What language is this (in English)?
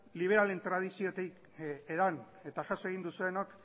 Basque